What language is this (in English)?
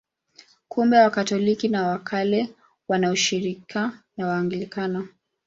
Swahili